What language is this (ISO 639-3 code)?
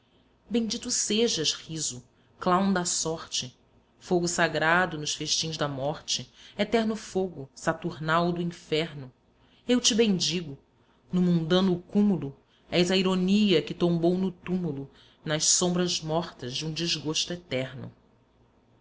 por